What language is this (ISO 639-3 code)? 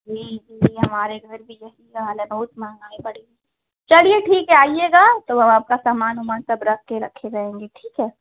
hin